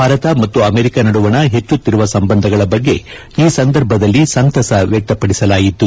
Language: Kannada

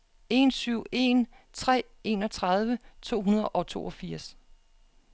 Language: Danish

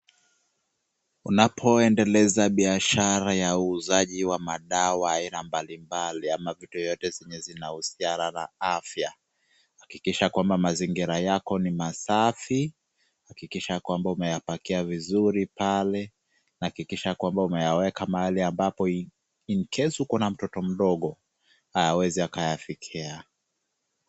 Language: Swahili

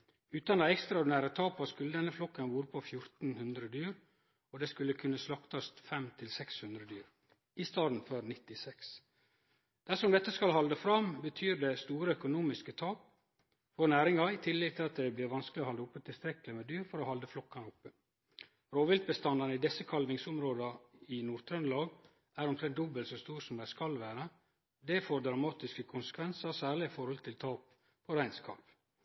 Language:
Norwegian Nynorsk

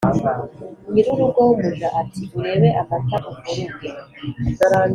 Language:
Kinyarwanda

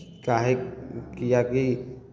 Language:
Maithili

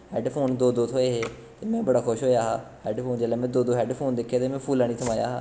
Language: Dogri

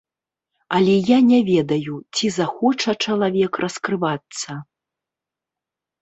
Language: Belarusian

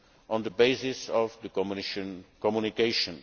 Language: English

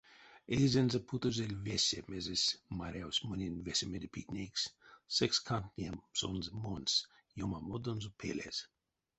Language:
Erzya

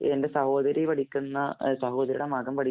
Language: Malayalam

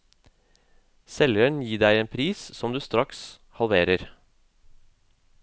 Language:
Norwegian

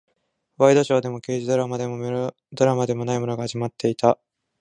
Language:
Japanese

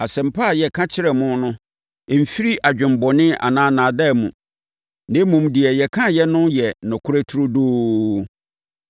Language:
Akan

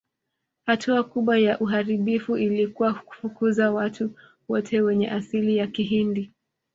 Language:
Swahili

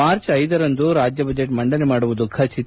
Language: Kannada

